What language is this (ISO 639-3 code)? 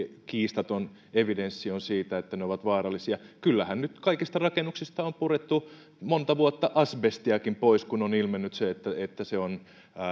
fin